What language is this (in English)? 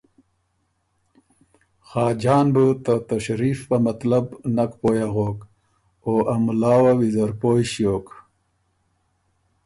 Ormuri